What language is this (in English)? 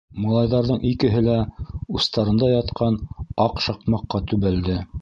Bashkir